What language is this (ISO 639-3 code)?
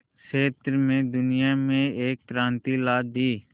hin